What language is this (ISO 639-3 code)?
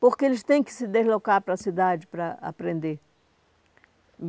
por